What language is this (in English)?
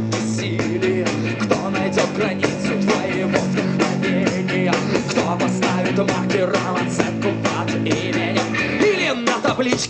Russian